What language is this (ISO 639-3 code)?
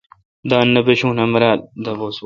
xka